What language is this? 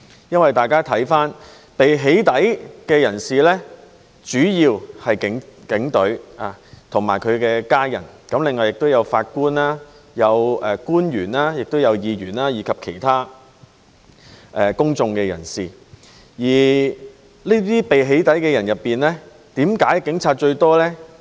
Cantonese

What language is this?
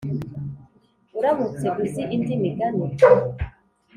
Kinyarwanda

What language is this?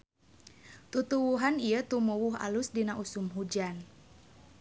Sundanese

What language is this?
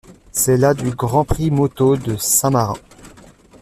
French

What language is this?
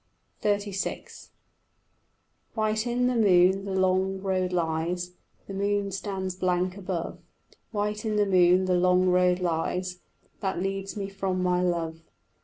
English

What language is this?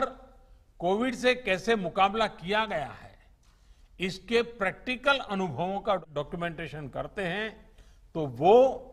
Hindi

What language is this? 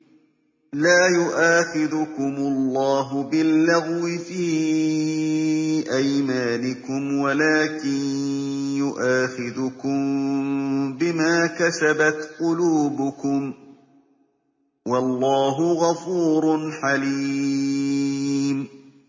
Arabic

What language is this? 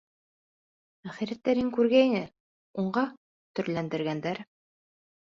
Bashkir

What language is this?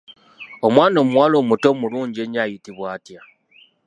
Ganda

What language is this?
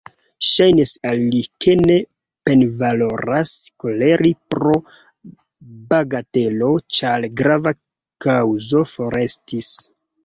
Esperanto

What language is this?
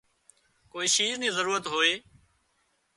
Wadiyara Koli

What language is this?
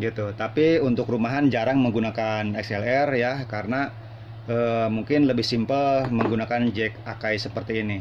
Indonesian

